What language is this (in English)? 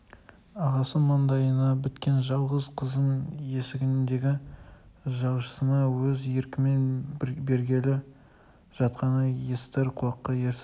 Kazakh